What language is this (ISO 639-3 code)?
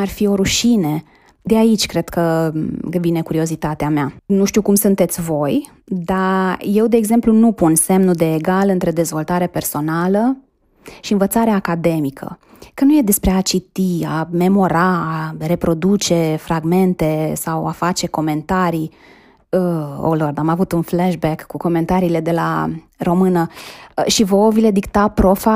ron